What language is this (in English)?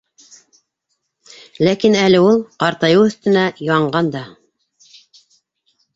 Bashkir